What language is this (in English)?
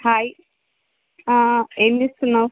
Telugu